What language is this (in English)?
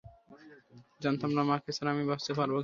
Bangla